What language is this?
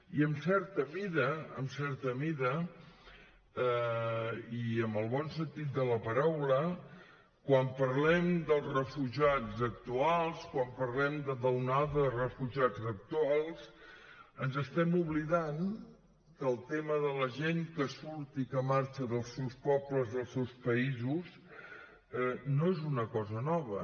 Catalan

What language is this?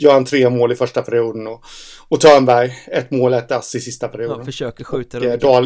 Swedish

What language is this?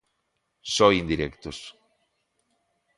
Galician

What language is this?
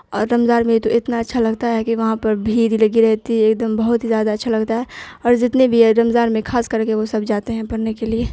Urdu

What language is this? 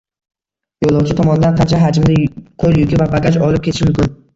Uzbek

